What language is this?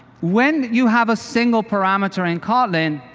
English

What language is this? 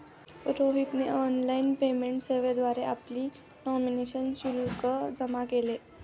Marathi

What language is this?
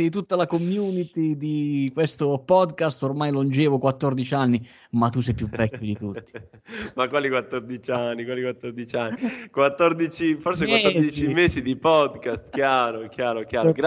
Italian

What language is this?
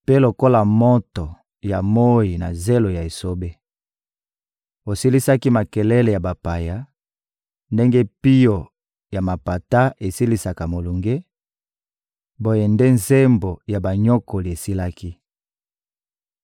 Lingala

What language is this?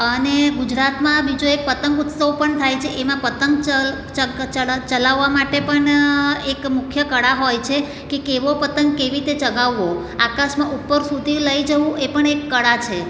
Gujarati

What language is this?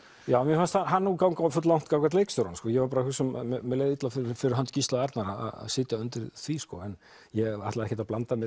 Icelandic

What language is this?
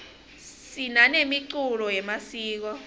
Swati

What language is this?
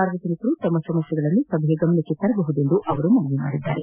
Kannada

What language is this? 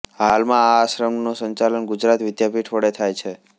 Gujarati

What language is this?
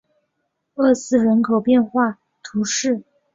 Chinese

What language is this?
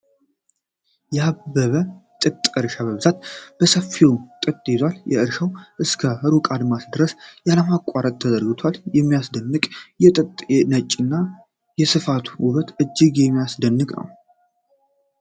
Amharic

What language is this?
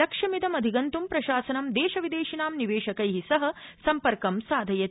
Sanskrit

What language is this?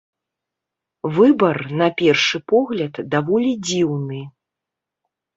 Belarusian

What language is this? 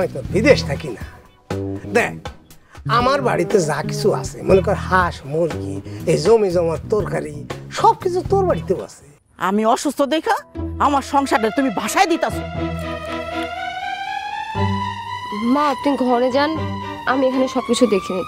Arabic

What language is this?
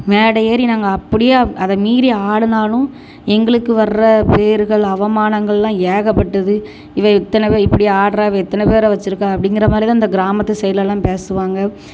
Tamil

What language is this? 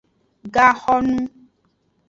Aja (Benin)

